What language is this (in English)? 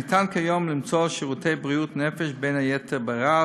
Hebrew